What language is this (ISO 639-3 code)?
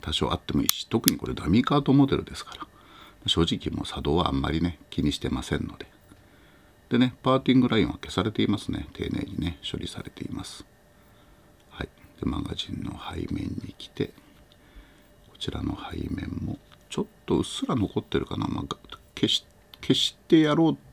jpn